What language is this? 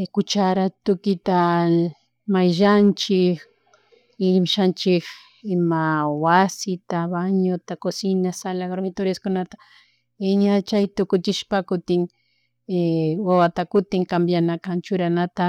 Chimborazo Highland Quichua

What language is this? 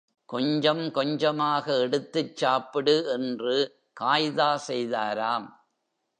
Tamil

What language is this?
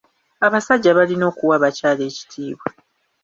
Ganda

